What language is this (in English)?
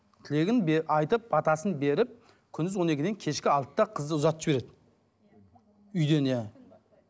Kazakh